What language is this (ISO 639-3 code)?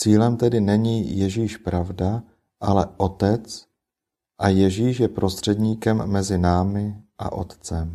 ces